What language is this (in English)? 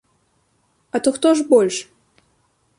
Belarusian